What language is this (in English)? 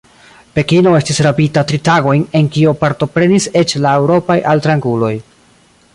Esperanto